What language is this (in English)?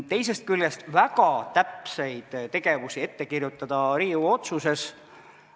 Estonian